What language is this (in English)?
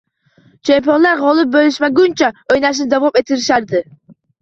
Uzbek